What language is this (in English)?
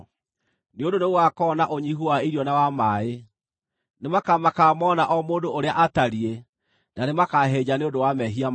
Kikuyu